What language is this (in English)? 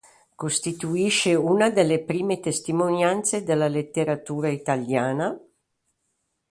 Italian